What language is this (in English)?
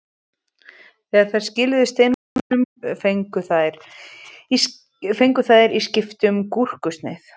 Icelandic